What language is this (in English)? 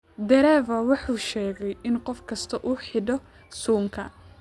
Somali